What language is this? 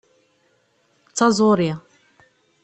Kabyle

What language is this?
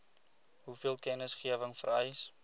Afrikaans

